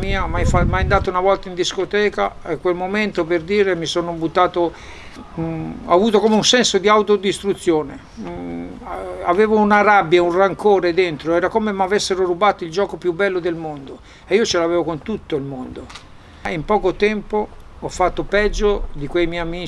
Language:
Italian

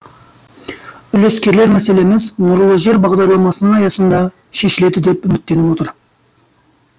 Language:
Kazakh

